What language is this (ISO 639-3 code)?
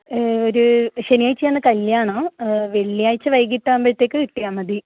mal